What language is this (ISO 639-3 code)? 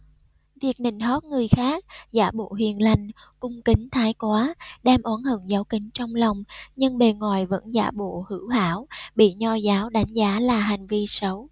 vie